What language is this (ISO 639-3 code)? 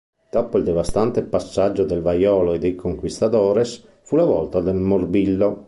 ita